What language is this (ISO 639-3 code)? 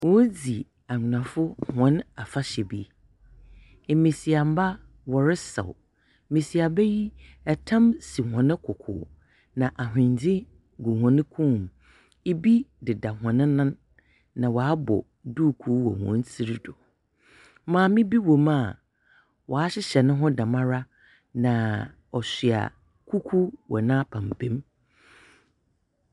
aka